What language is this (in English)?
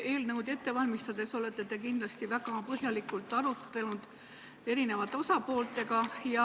Estonian